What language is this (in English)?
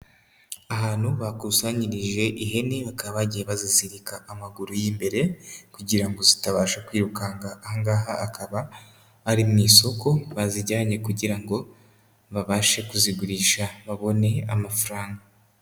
Kinyarwanda